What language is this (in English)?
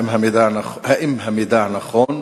Hebrew